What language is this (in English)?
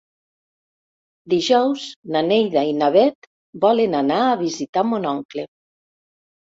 Catalan